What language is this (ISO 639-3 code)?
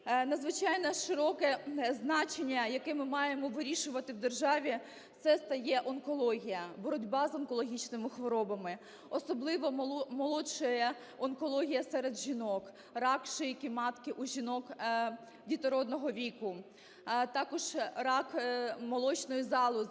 ukr